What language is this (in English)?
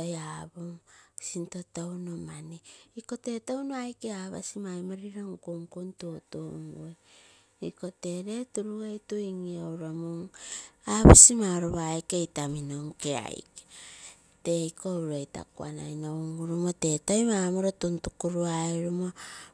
Terei